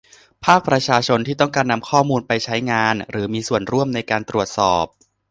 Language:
Thai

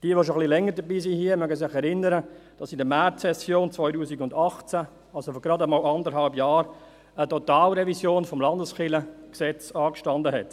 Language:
Swiss German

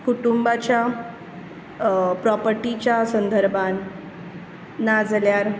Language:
Konkani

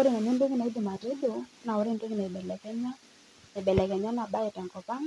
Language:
Masai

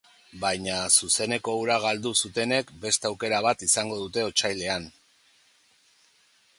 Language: Basque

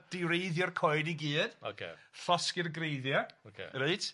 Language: Welsh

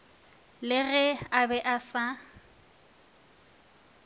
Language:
Northern Sotho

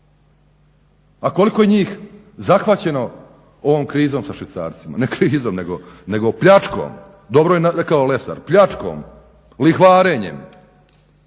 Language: Croatian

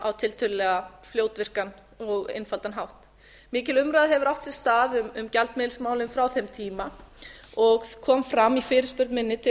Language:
Icelandic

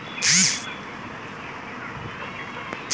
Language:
Magahi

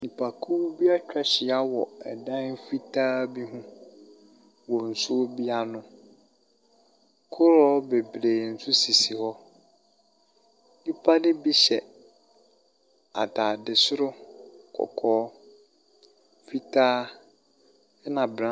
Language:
Akan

